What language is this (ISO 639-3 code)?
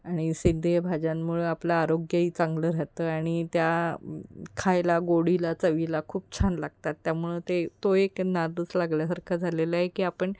mar